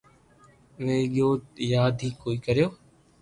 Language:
Loarki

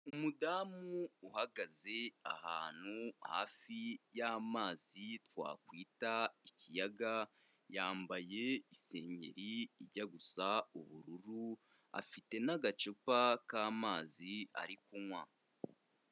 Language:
Kinyarwanda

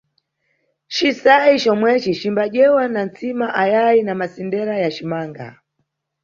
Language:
Nyungwe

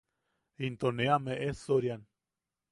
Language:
Yaqui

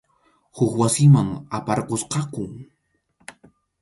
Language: Arequipa-La Unión Quechua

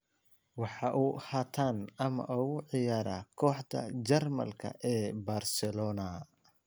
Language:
Somali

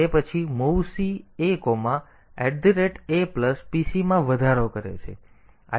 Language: Gujarati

